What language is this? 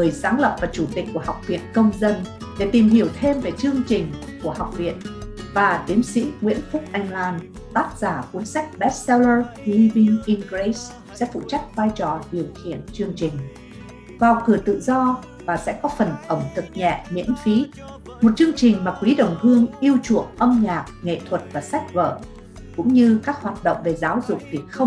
Vietnamese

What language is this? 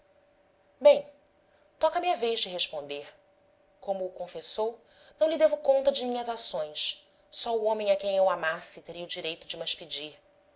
Portuguese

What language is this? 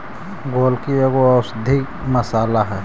Magahi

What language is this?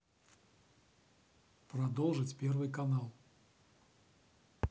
Russian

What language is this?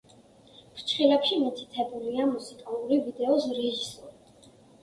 Georgian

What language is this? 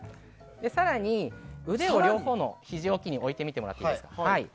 Japanese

